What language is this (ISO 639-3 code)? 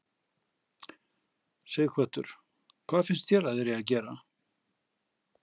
isl